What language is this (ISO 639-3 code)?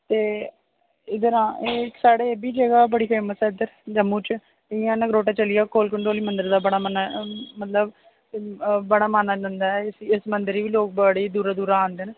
doi